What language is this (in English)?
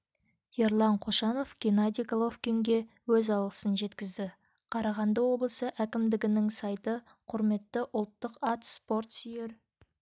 Kazakh